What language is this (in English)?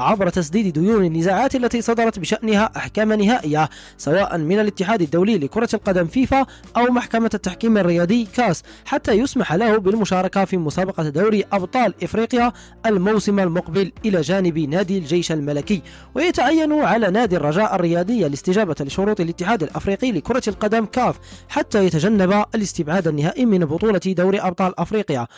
Arabic